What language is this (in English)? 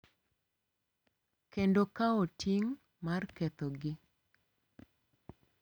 Luo (Kenya and Tanzania)